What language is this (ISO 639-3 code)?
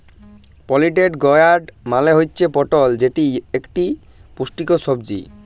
ben